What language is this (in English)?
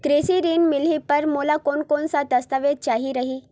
Chhattisgarhi